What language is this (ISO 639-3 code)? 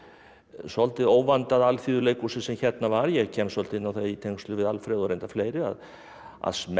isl